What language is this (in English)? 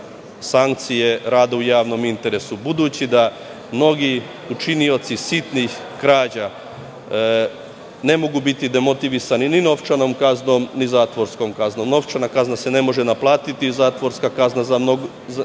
Serbian